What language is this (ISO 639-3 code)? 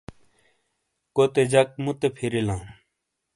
scl